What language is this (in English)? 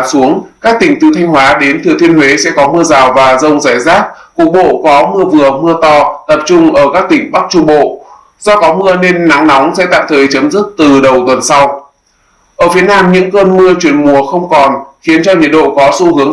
Vietnamese